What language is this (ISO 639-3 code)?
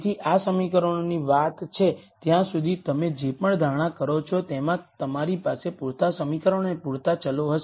guj